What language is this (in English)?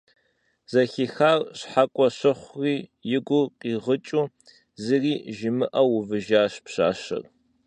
Kabardian